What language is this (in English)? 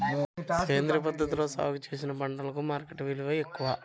Telugu